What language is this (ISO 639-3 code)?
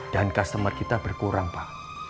ind